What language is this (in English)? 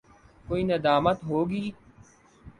Urdu